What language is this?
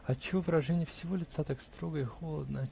Russian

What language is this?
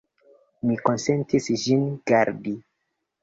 Esperanto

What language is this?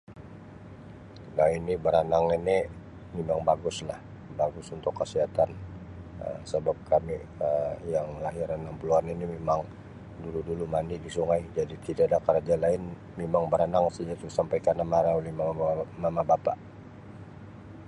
Sabah Malay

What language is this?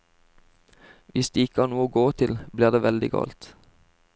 Norwegian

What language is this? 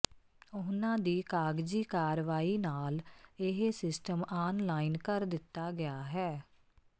Punjabi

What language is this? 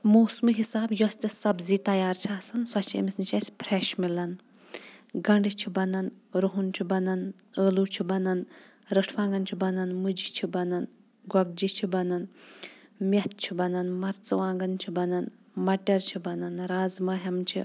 Kashmiri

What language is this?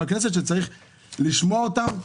Hebrew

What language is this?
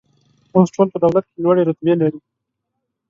Pashto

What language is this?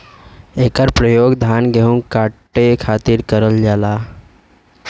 Bhojpuri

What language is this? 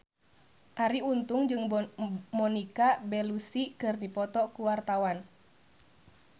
Sundanese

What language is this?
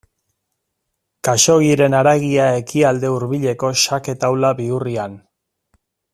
Basque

